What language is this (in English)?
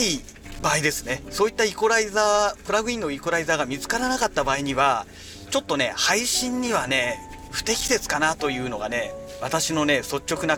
Japanese